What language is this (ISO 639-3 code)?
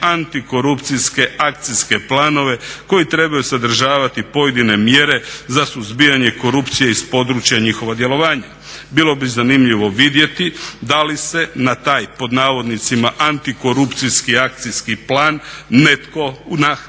hrv